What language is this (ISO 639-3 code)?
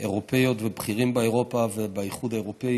heb